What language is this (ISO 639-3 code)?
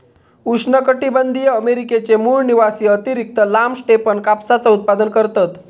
mar